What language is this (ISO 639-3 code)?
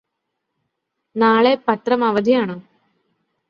mal